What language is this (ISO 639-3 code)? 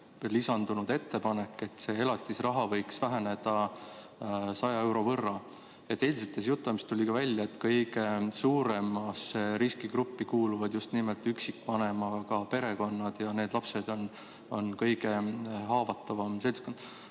est